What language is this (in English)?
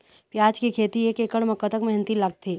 Chhattisgarhi